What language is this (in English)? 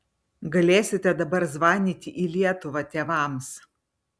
Lithuanian